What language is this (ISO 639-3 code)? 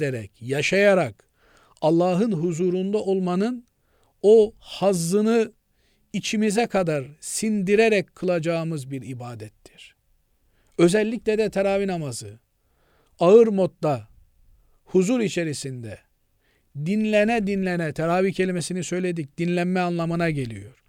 tur